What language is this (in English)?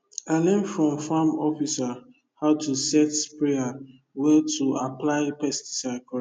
Nigerian Pidgin